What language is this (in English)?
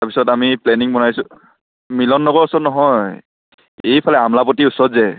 Assamese